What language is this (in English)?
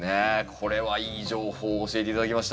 Japanese